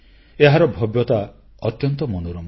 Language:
Odia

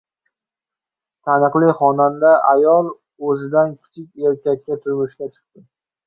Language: Uzbek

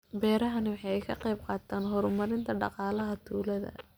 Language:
Somali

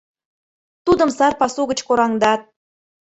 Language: Mari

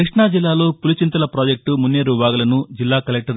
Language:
Telugu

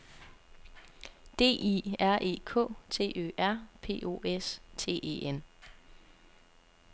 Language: Danish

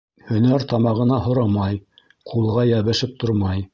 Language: Bashkir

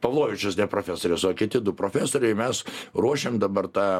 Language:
Lithuanian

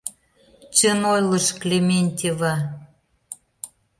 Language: Mari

